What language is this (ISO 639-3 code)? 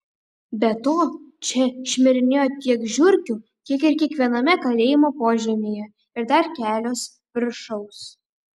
lit